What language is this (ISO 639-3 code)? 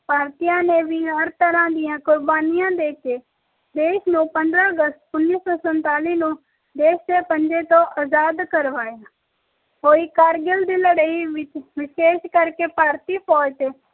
pan